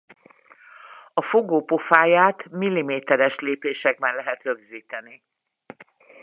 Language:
Hungarian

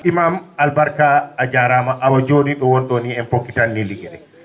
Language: Fula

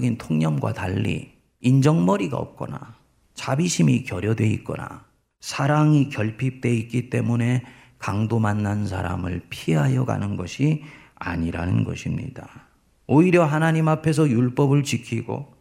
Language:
Korean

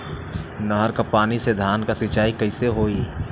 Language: Bhojpuri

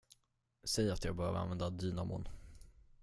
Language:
Swedish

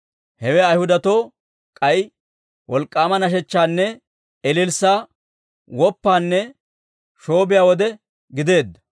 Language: Dawro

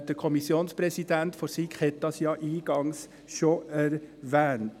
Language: Swiss German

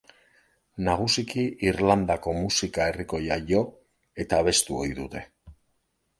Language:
Basque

